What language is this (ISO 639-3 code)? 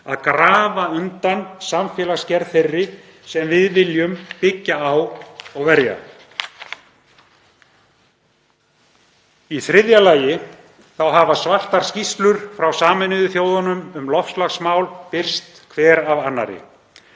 isl